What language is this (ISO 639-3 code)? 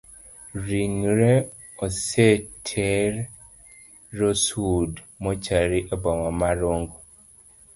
luo